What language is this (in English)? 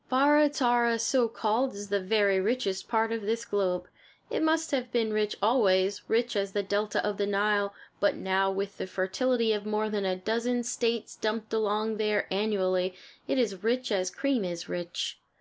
English